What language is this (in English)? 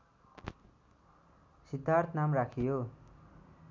Nepali